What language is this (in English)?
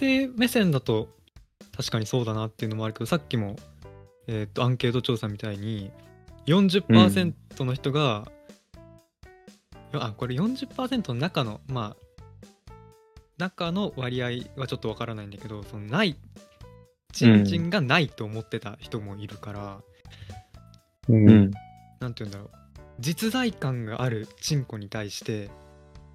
Japanese